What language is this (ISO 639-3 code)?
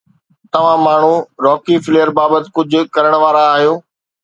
snd